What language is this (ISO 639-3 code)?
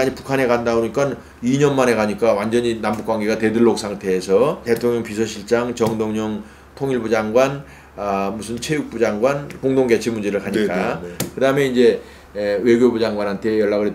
kor